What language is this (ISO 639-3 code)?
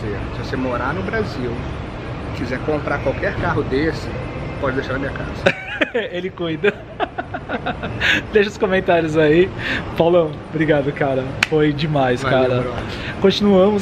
por